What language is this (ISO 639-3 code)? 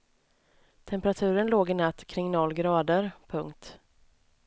swe